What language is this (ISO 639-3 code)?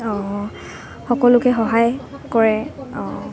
asm